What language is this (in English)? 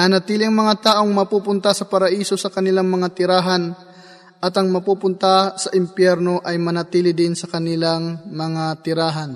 Filipino